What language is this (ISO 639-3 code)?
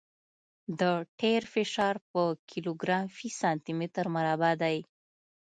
pus